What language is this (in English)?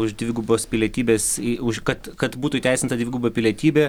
Lithuanian